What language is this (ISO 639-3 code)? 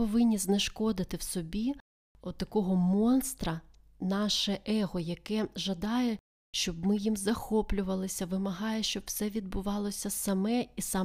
ukr